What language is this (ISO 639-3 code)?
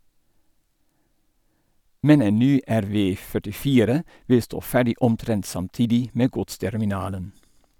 nor